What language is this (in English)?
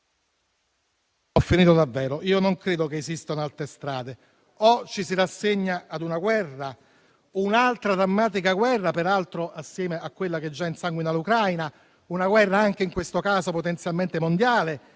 Italian